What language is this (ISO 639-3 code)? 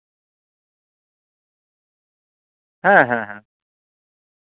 sat